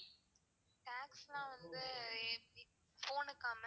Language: Tamil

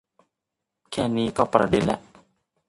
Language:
Thai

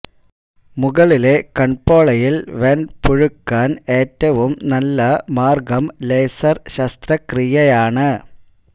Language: Malayalam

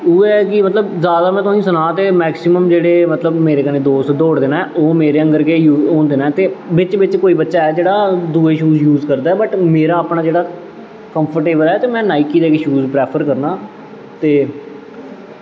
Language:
Dogri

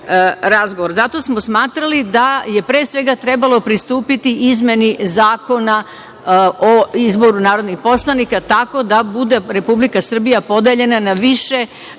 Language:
Serbian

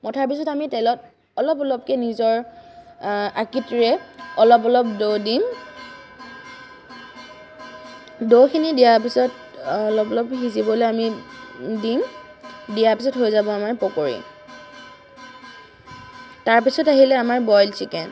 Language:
Assamese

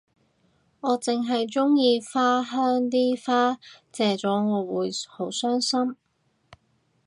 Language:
Cantonese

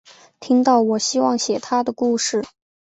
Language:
Chinese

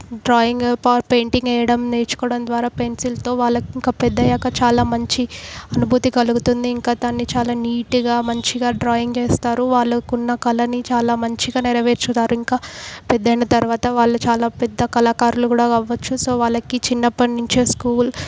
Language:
Telugu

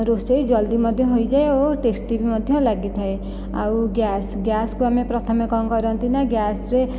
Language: Odia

